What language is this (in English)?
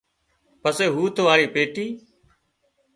Wadiyara Koli